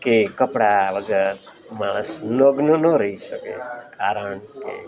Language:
Gujarati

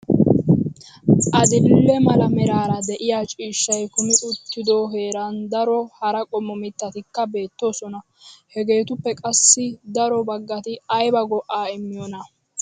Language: Wolaytta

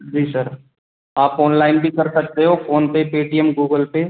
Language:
Hindi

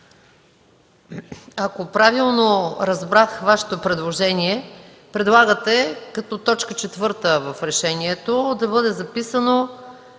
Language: Bulgarian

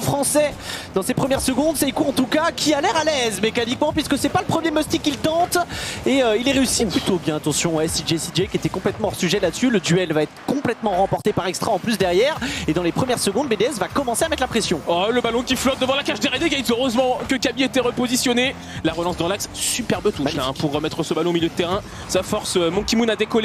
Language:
French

